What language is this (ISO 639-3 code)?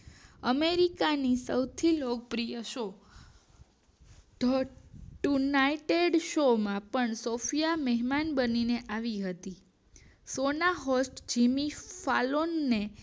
guj